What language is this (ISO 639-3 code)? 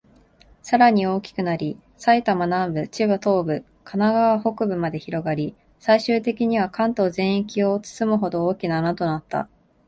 jpn